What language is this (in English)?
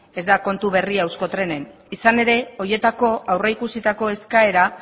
Basque